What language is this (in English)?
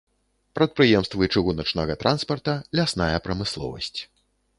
Belarusian